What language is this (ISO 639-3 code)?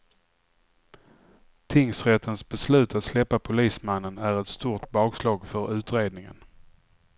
swe